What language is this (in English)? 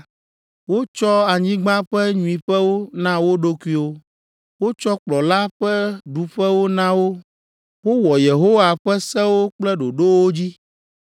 Ewe